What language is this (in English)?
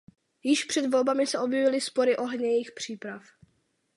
Czech